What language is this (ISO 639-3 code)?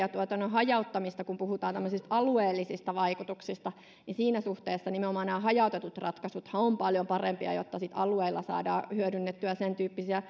fin